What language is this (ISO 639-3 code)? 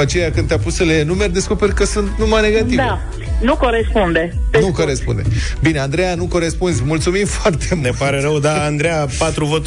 ron